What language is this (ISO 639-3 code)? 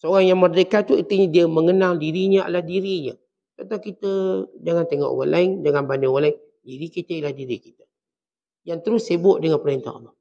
msa